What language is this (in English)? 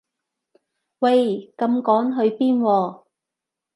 Cantonese